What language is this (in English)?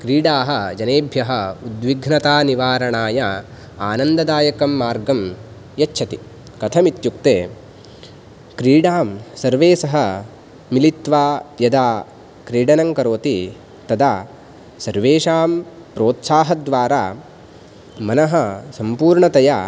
Sanskrit